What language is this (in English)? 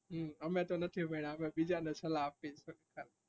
Gujarati